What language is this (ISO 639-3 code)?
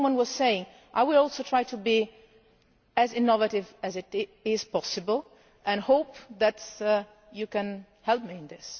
eng